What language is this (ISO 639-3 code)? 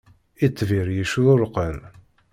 kab